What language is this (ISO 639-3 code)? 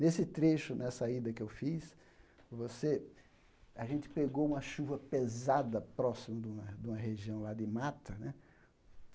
por